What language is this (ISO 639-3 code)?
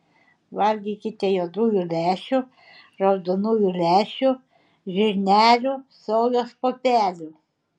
lit